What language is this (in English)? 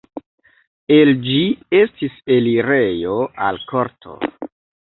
Esperanto